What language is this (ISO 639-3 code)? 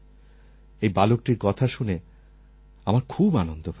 ben